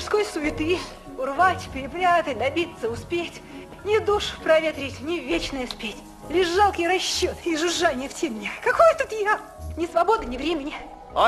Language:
Russian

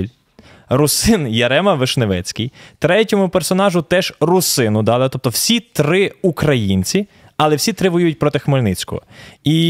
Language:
Ukrainian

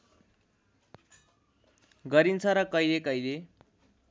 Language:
Nepali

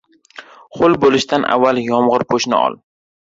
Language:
Uzbek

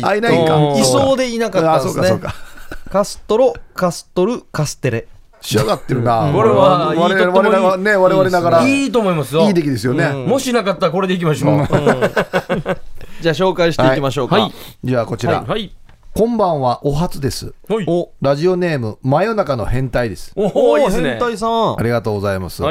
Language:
Japanese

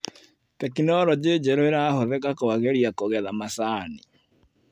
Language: Kikuyu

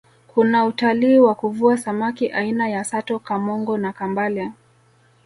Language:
Swahili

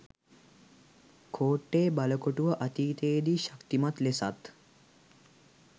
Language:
Sinhala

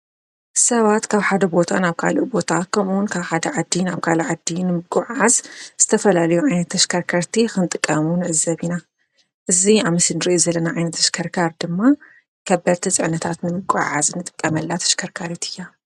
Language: Tigrinya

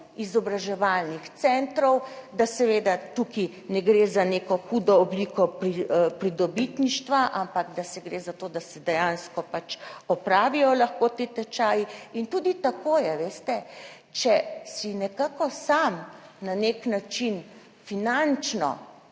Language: Slovenian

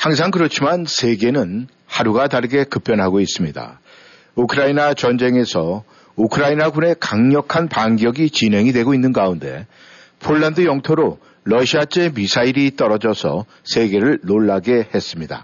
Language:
Korean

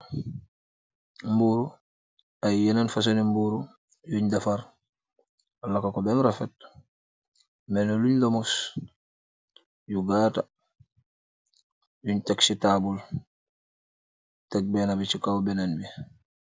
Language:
Wolof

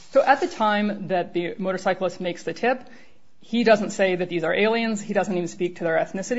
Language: English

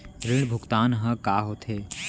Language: Chhattisgarhi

